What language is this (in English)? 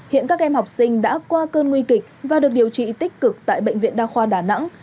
Vietnamese